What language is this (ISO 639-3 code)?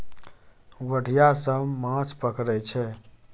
mai